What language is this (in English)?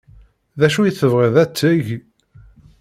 Kabyle